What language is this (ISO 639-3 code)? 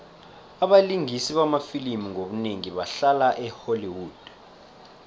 nbl